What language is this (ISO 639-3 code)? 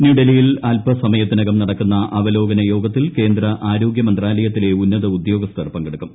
mal